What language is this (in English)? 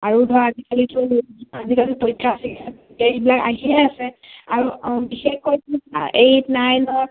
Assamese